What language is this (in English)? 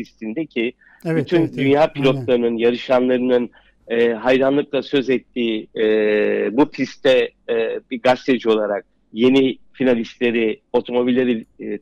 Turkish